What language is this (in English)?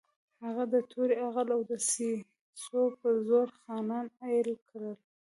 Pashto